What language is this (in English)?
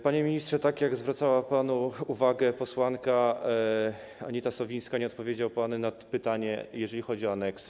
Polish